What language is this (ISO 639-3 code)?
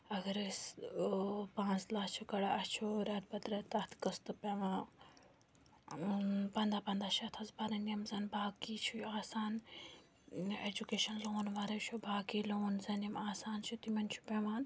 kas